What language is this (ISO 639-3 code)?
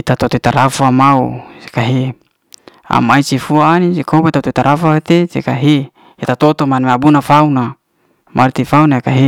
ste